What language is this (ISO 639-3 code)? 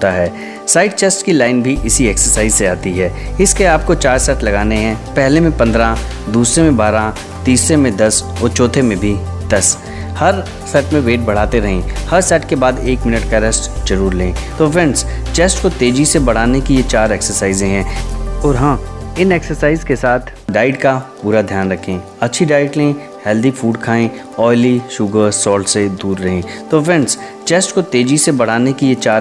hin